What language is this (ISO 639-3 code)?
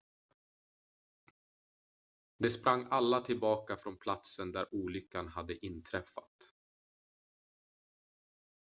swe